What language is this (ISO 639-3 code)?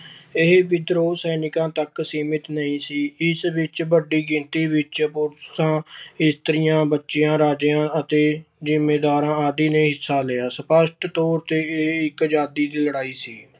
pan